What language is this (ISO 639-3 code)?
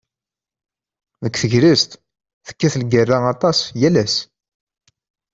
kab